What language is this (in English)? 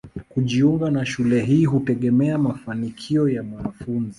Swahili